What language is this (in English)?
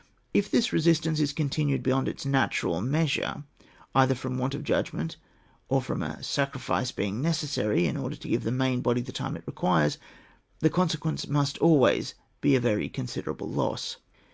English